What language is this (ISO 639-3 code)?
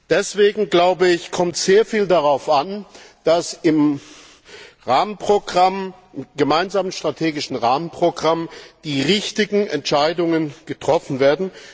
deu